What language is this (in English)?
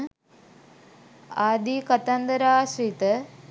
Sinhala